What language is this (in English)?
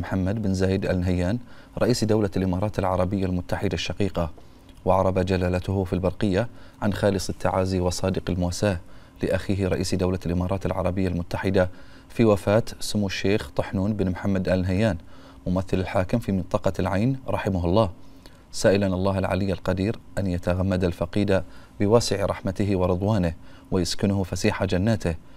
Arabic